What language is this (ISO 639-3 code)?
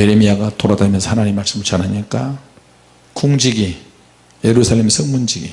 kor